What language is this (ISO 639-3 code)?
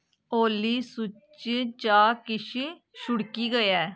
doi